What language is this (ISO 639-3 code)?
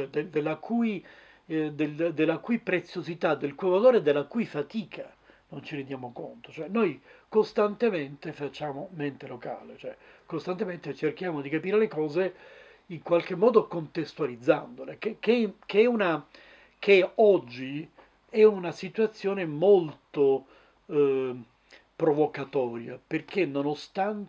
ita